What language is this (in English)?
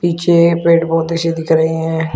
Hindi